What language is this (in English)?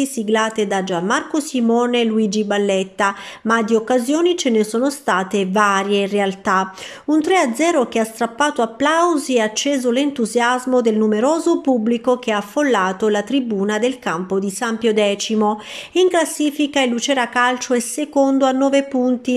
Italian